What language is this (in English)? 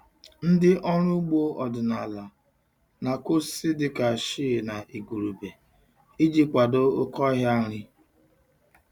Igbo